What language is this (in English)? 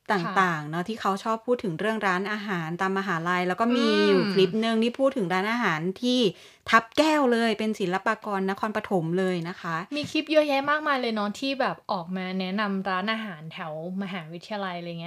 Thai